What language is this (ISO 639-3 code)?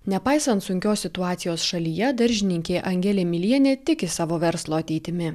lit